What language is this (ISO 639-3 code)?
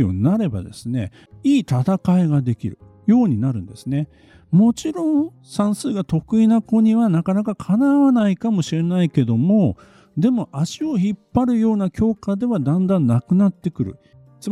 jpn